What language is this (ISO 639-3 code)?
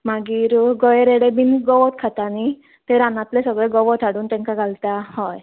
kok